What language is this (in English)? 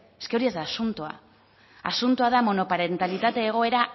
Basque